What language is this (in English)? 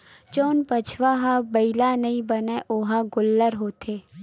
Chhattisgarhi